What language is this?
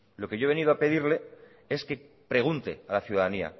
Spanish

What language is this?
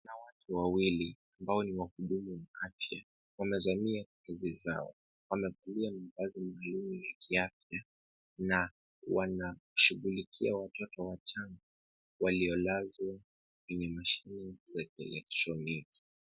Swahili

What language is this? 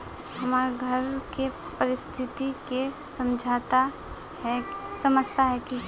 Magahi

